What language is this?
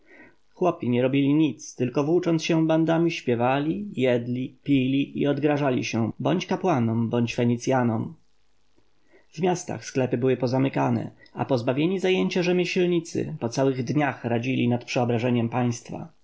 Polish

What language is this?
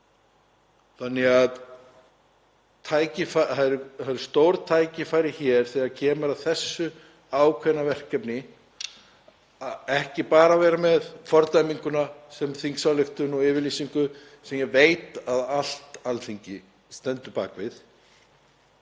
Icelandic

